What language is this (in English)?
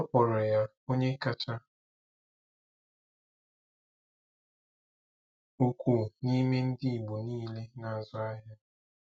Igbo